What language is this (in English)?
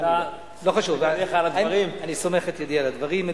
Hebrew